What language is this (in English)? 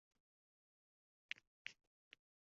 Uzbek